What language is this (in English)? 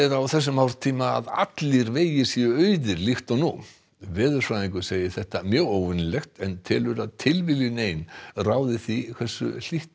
Icelandic